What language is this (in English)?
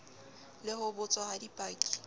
Southern Sotho